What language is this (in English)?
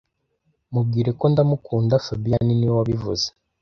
Kinyarwanda